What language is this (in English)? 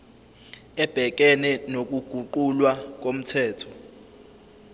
Zulu